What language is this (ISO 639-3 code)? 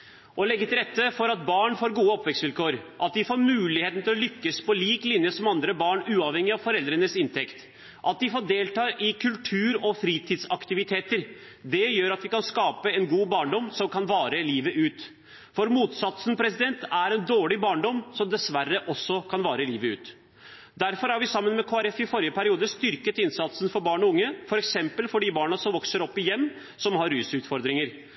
nob